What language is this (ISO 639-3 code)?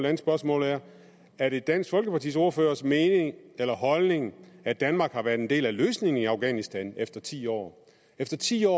dan